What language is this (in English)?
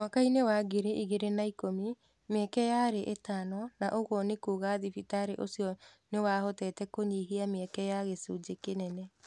Kikuyu